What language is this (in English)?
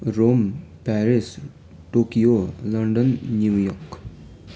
Nepali